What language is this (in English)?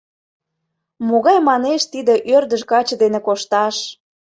Mari